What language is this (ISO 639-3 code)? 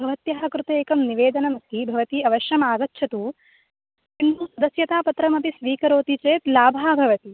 san